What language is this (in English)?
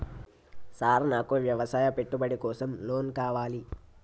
Telugu